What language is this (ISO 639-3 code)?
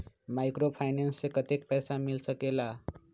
mag